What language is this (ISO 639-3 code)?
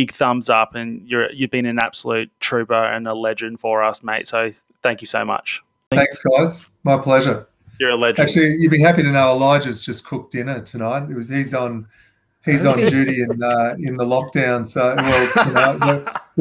eng